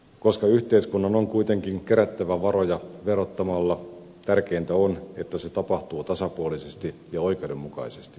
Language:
Finnish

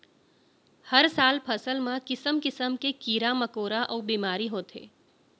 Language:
Chhattisgarhi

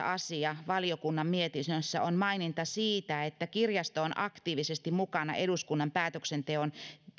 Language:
Finnish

